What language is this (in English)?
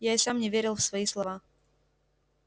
Russian